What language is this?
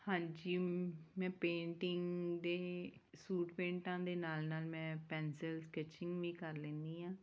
Punjabi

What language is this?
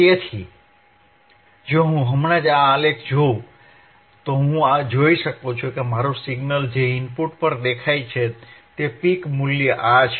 Gujarati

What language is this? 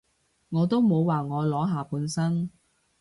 Cantonese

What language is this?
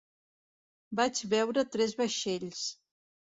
Catalan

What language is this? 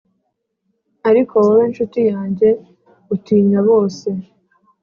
Kinyarwanda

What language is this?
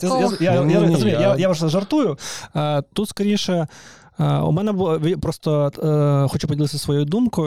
Ukrainian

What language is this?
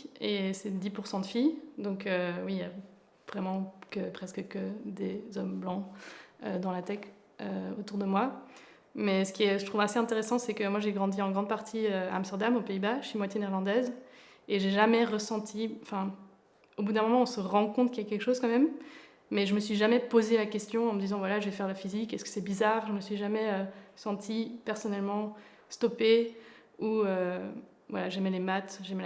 French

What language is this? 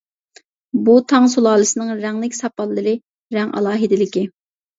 Uyghur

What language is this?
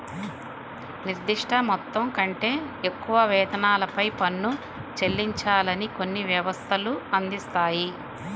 Telugu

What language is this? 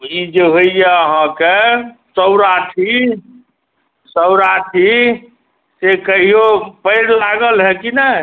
Maithili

